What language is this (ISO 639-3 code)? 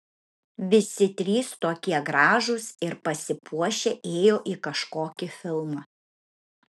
lit